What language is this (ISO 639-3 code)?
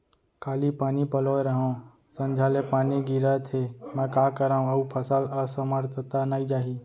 hne